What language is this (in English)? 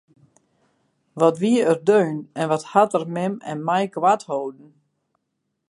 Western Frisian